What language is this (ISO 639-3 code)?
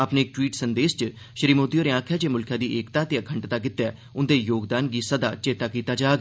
doi